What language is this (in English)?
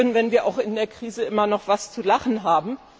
German